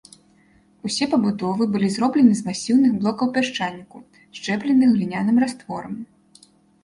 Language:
Belarusian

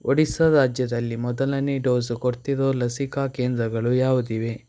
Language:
Kannada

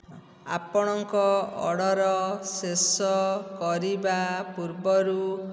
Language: Odia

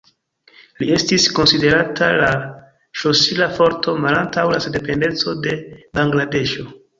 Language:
Esperanto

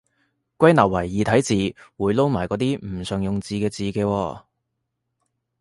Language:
Cantonese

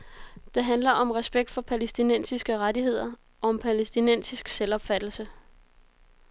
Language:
Danish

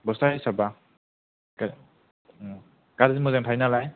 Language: Bodo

